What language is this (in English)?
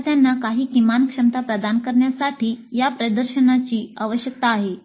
Marathi